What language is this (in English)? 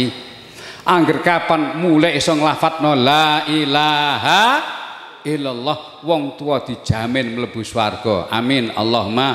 Indonesian